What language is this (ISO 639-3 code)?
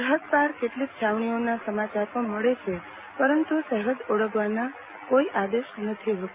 guj